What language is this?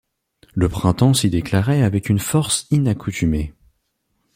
French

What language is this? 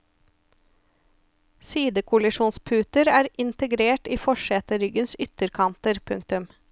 Norwegian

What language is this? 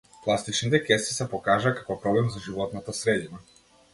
Macedonian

